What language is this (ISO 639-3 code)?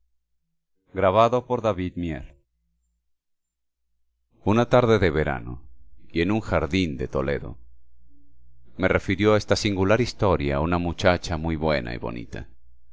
spa